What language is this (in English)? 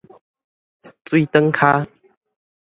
Min Nan Chinese